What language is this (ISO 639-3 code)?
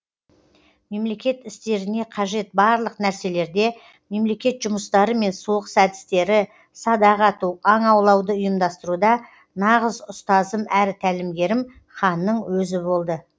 kaz